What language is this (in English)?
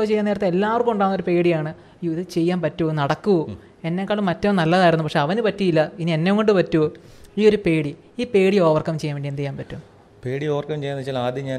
Malayalam